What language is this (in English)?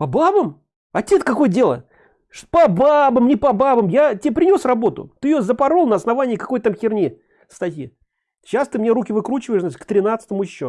Russian